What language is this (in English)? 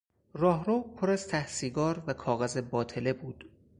Persian